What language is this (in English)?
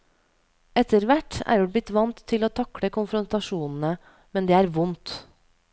Norwegian